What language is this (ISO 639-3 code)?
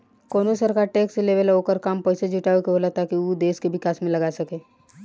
bho